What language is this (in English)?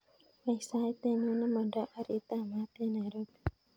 Kalenjin